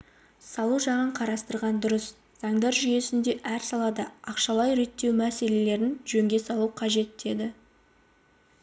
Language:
Kazakh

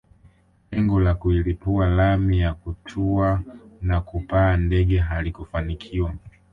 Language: Swahili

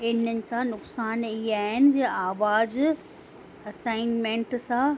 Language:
Sindhi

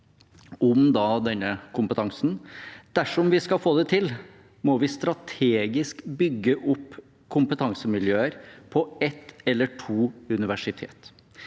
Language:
Norwegian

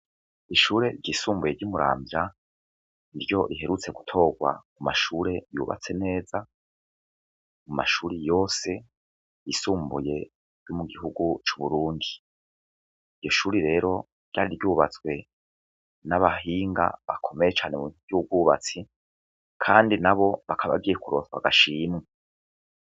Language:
Rundi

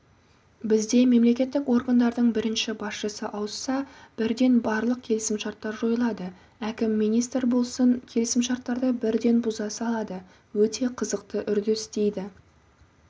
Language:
Kazakh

